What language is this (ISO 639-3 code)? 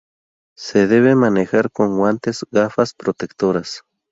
spa